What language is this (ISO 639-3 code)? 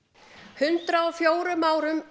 isl